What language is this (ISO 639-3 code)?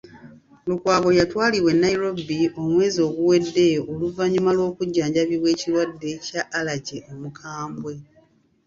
lug